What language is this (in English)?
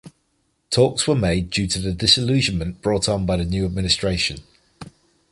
English